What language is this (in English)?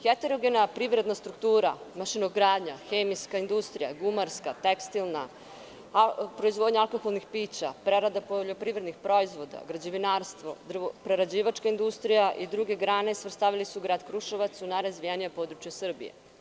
Serbian